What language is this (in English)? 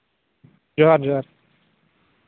Santali